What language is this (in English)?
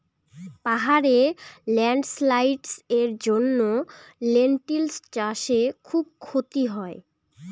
Bangla